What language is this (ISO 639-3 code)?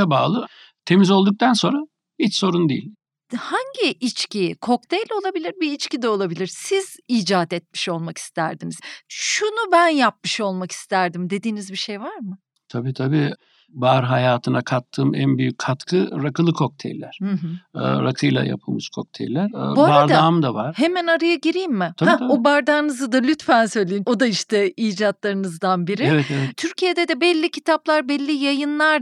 tur